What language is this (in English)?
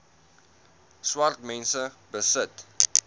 Afrikaans